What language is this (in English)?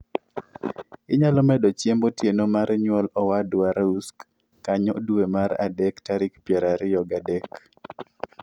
Luo (Kenya and Tanzania)